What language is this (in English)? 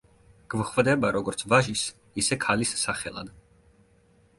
Georgian